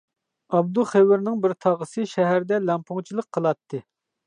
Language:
Uyghur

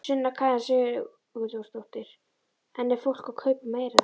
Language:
Icelandic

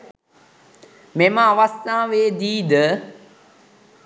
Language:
Sinhala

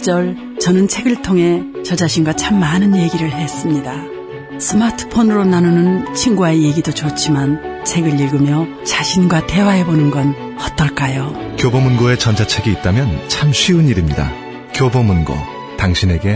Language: Korean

